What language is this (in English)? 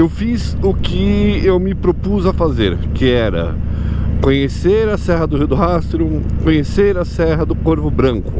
Portuguese